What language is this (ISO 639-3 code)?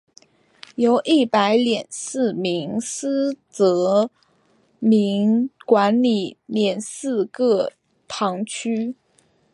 zho